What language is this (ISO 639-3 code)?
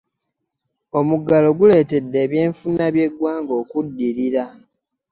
lug